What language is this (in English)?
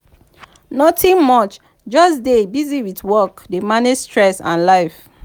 Nigerian Pidgin